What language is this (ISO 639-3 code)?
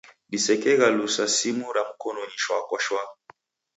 dav